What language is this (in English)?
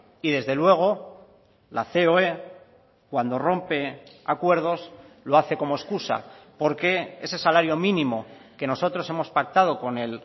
Spanish